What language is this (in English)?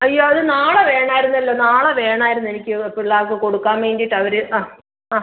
Malayalam